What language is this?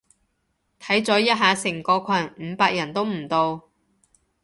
Cantonese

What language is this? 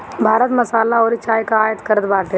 Bhojpuri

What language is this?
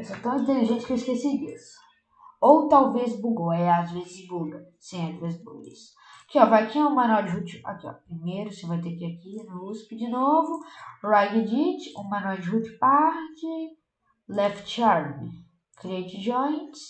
Portuguese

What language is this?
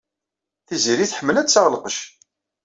Kabyle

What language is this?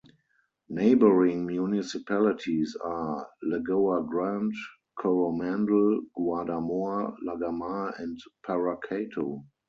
English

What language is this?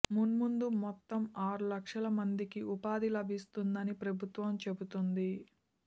Telugu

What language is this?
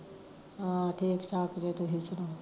Punjabi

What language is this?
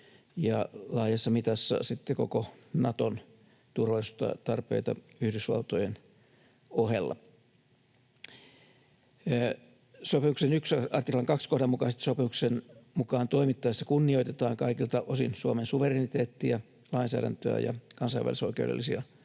Finnish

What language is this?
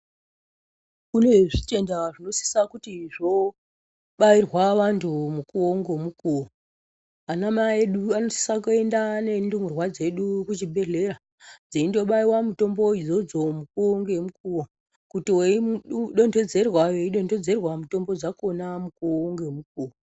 Ndau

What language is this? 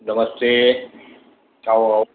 Gujarati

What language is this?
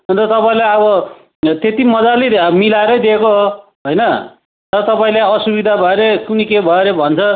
Nepali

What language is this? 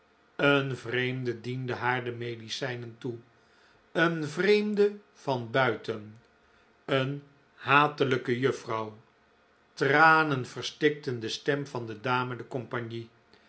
Dutch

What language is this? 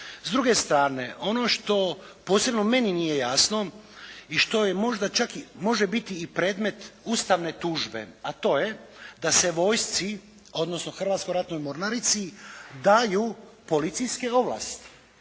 Croatian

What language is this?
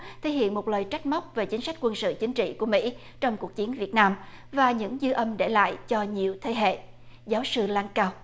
Vietnamese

